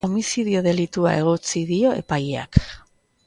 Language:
Basque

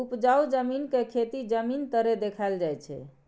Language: Maithili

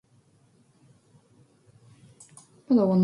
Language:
Korean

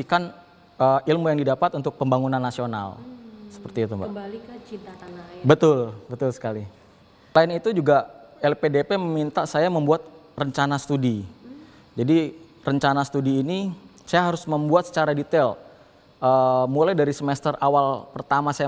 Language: Indonesian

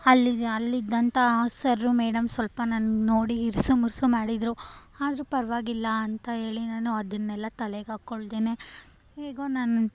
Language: Kannada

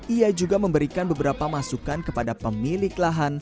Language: Indonesian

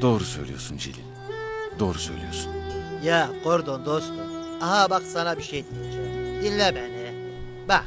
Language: Turkish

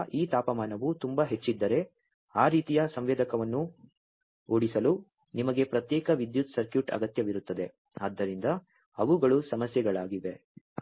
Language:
Kannada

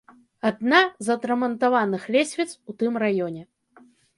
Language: Belarusian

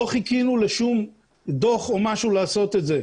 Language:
Hebrew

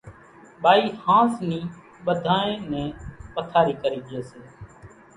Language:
Kachi Koli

